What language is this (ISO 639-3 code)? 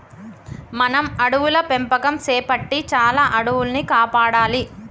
tel